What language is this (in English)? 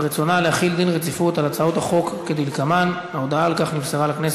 Hebrew